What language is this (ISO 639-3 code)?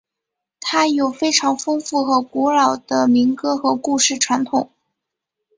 zho